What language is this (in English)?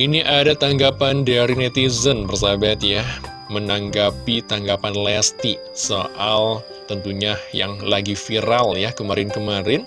Indonesian